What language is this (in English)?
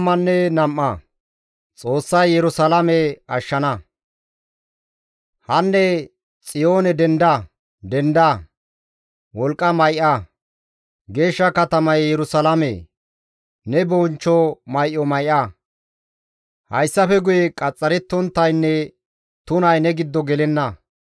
Gamo